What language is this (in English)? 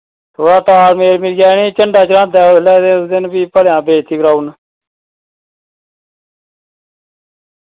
Dogri